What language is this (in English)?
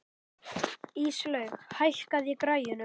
Icelandic